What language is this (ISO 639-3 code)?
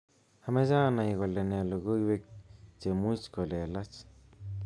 kln